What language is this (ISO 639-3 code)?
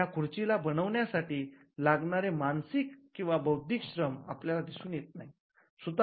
mar